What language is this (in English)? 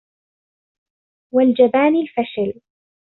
Arabic